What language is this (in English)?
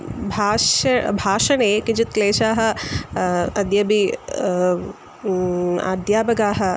Sanskrit